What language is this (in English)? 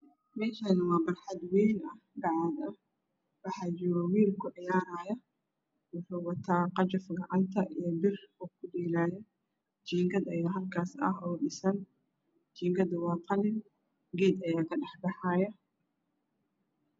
Somali